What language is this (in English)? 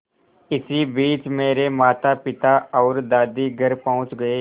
Hindi